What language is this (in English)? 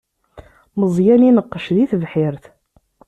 Kabyle